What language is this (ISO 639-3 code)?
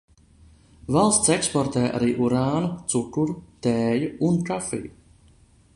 lav